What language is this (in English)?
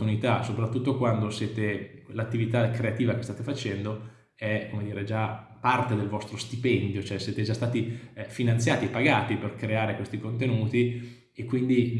Italian